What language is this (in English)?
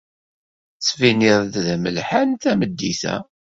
Kabyle